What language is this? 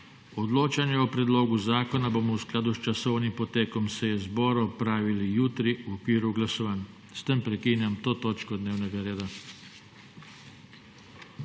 Slovenian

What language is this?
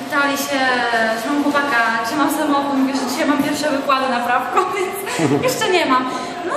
Polish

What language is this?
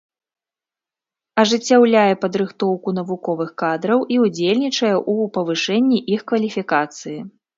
Belarusian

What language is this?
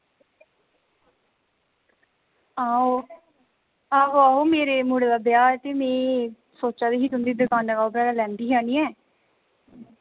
Dogri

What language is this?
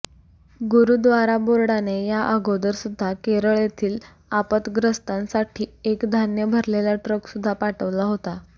Marathi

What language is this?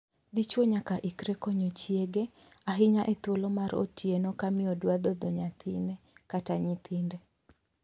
Luo (Kenya and Tanzania)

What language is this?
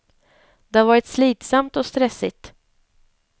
Swedish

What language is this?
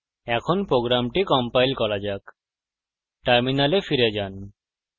Bangla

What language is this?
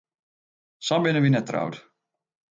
Western Frisian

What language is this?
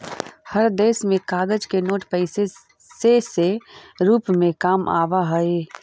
Magahi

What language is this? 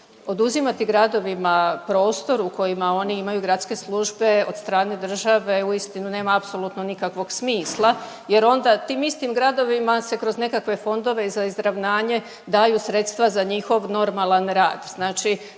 Croatian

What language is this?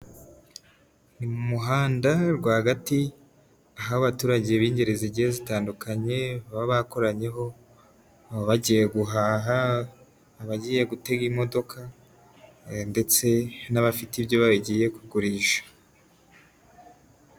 Kinyarwanda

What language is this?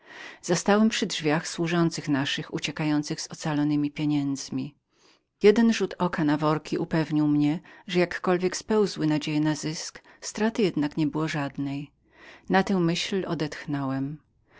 Polish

